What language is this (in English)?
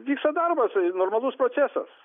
Lithuanian